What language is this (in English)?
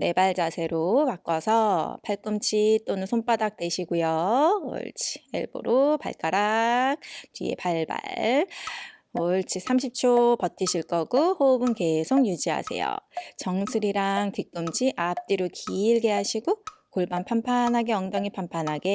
Korean